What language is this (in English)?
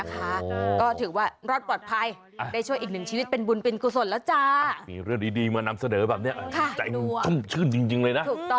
Thai